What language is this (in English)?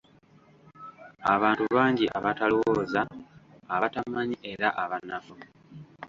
Ganda